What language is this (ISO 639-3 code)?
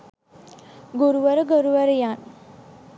sin